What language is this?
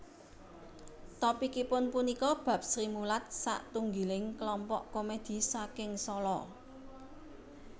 Javanese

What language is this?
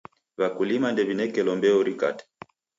Taita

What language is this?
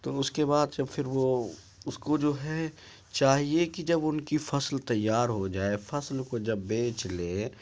Urdu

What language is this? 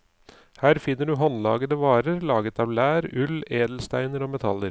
Norwegian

